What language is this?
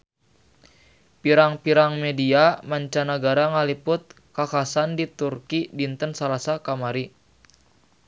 Sundanese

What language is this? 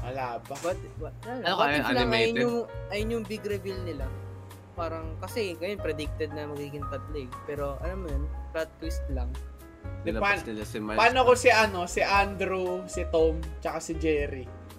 Filipino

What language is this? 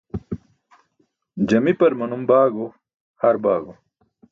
Burushaski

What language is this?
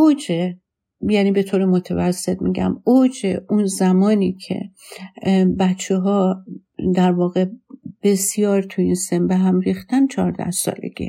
Persian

